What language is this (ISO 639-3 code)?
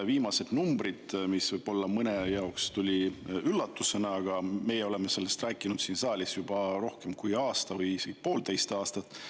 est